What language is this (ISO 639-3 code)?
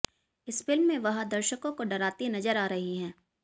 hin